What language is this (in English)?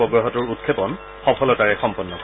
Assamese